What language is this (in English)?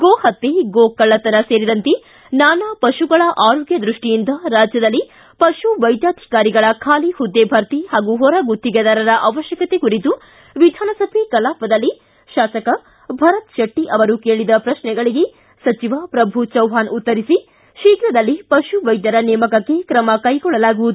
Kannada